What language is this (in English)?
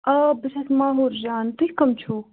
Kashmiri